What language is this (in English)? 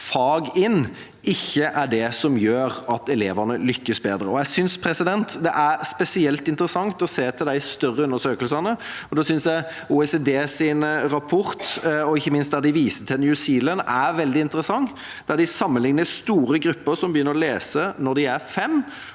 Norwegian